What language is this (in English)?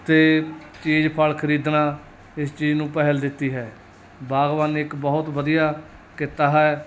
Punjabi